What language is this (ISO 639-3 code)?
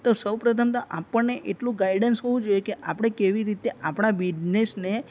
guj